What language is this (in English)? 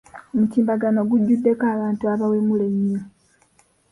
Ganda